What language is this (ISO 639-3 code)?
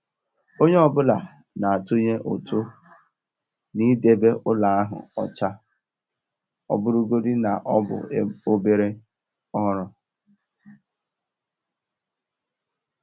ibo